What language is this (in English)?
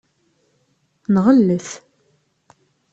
Kabyle